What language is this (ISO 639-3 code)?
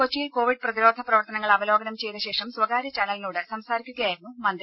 mal